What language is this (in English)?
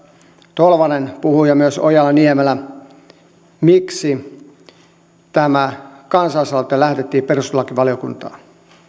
Finnish